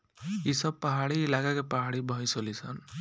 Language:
Bhojpuri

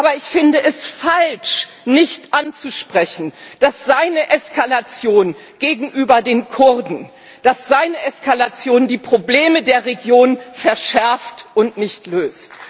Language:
German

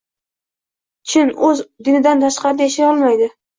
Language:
Uzbek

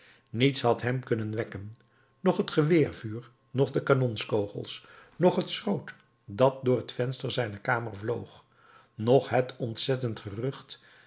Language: Dutch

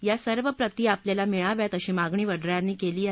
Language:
Marathi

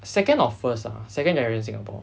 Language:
English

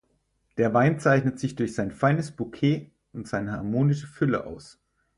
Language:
German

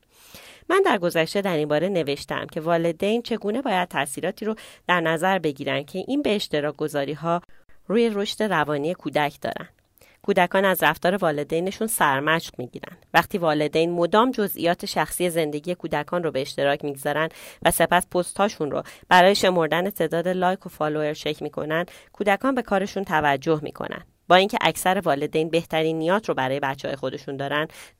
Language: Persian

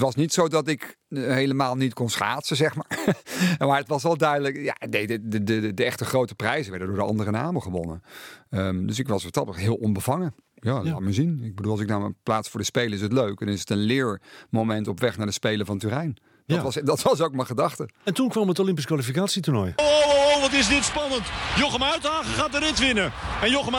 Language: Dutch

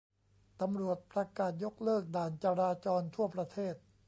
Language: Thai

